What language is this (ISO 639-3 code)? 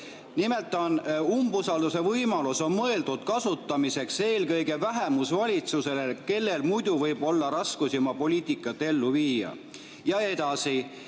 est